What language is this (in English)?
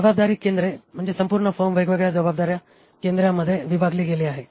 Marathi